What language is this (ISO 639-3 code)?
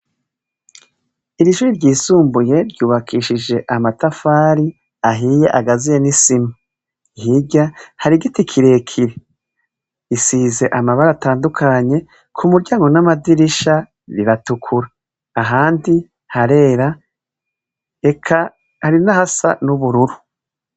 run